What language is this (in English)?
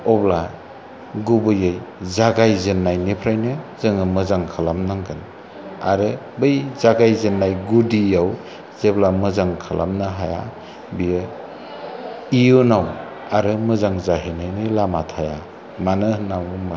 Bodo